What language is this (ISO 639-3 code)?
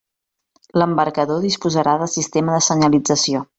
cat